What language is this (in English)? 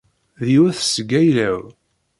Kabyle